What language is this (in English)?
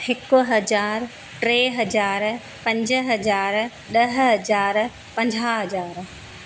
Sindhi